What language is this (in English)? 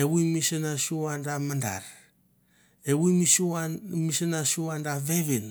Mandara